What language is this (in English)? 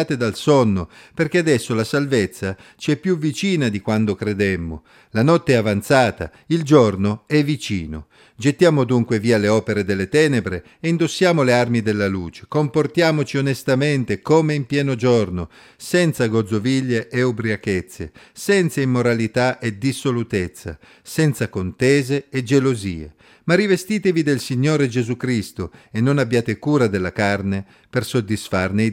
Italian